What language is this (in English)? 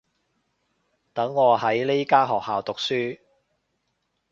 Cantonese